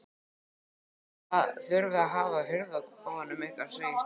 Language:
Icelandic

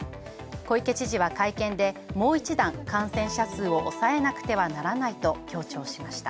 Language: Japanese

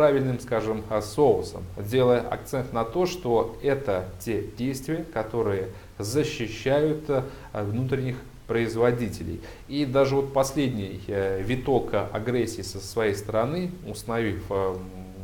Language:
Russian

